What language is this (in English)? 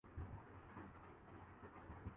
Urdu